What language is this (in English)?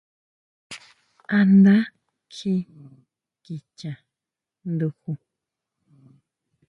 Huautla Mazatec